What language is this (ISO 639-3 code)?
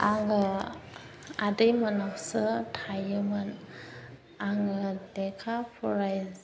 brx